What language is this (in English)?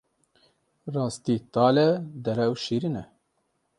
Kurdish